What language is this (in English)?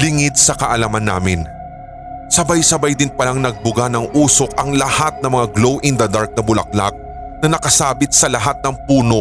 Filipino